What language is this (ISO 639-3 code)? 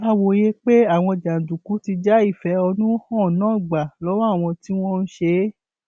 yor